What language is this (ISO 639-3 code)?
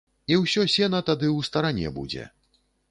bel